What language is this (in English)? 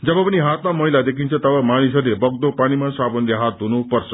Nepali